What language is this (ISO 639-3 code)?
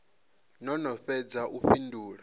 ven